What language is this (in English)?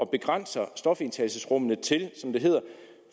Danish